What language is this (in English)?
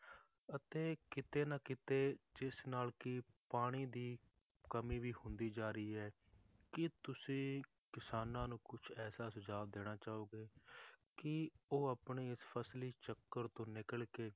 Punjabi